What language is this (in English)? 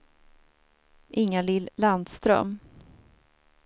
Swedish